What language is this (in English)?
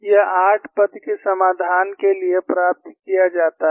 Hindi